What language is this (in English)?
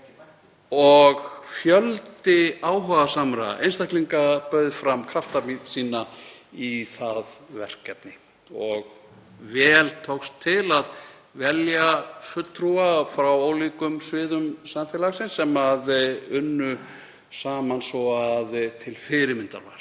Icelandic